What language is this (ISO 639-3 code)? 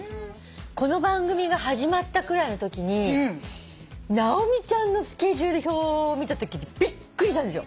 jpn